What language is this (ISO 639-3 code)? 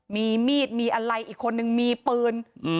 tha